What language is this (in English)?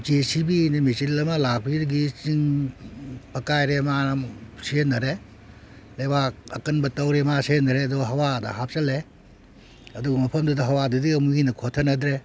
Manipuri